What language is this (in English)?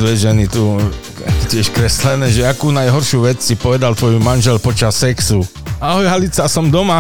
Slovak